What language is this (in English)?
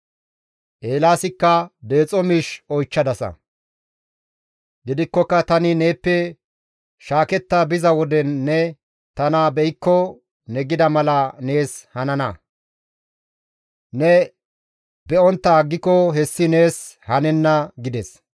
Gamo